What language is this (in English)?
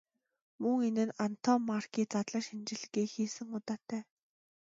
Mongolian